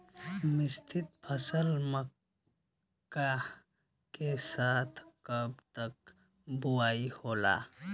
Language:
Bhojpuri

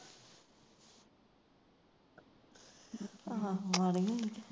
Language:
Punjabi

